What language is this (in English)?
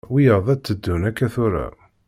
Kabyle